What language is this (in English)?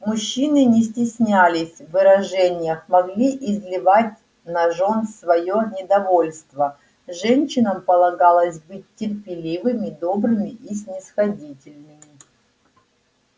Russian